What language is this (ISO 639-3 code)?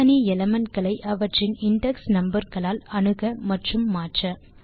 tam